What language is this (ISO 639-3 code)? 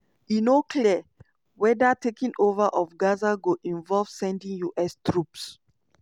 pcm